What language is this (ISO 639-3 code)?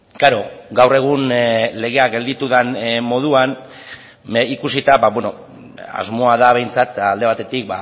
eus